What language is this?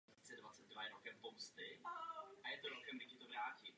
Czech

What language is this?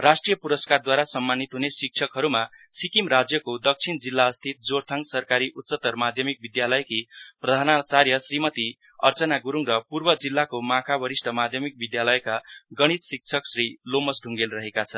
Nepali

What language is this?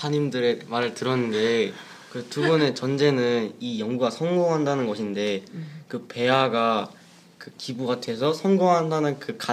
Korean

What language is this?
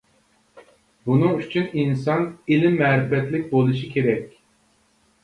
Uyghur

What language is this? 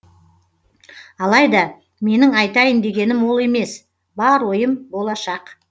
Kazakh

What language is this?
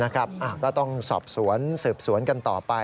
Thai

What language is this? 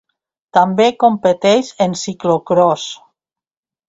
Catalan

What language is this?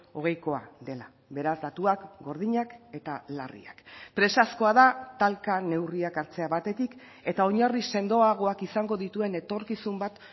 Basque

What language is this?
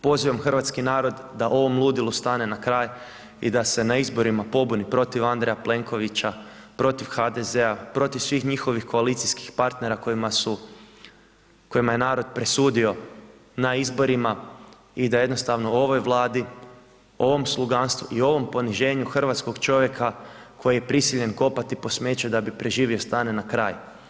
Croatian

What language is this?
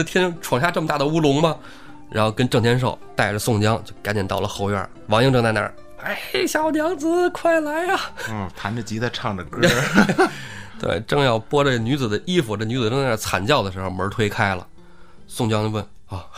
Chinese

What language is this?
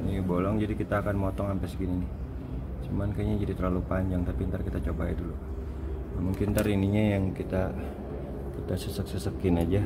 Indonesian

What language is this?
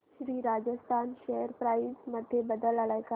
Marathi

